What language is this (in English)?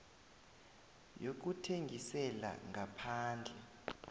South Ndebele